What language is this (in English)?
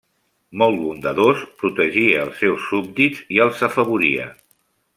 Catalan